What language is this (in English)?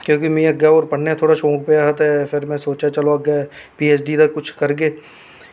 Dogri